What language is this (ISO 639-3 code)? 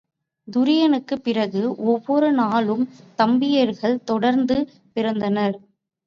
tam